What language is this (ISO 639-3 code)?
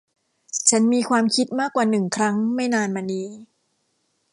tha